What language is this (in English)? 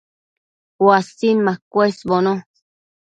Matsés